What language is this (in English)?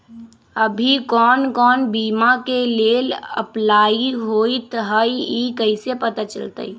Magahi